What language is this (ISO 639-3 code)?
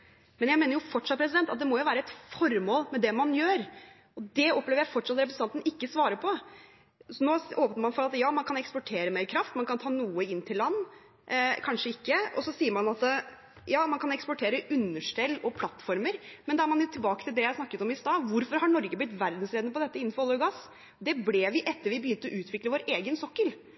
nob